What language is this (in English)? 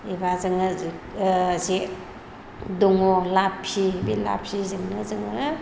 Bodo